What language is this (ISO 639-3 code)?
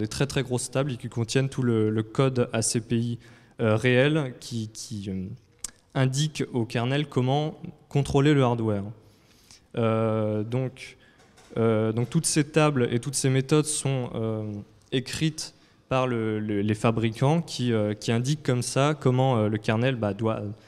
fra